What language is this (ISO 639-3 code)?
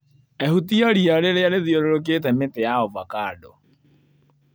kik